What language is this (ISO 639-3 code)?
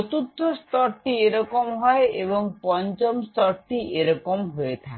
ben